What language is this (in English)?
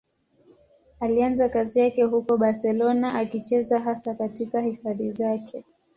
Swahili